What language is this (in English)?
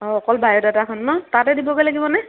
Assamese